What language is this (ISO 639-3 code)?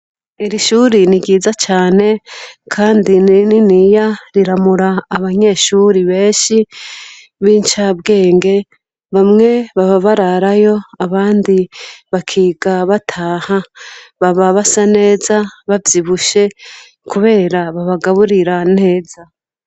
run